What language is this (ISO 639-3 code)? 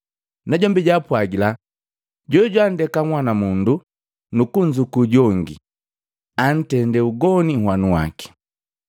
mgv